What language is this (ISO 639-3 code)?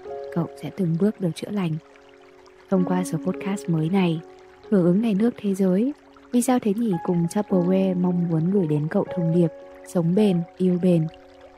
vie